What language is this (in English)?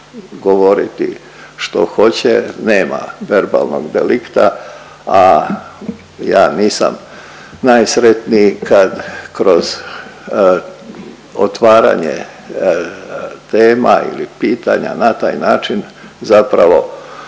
Croatian